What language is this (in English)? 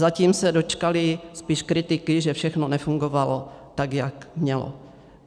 Czech